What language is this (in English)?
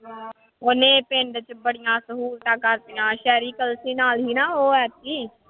Punjabi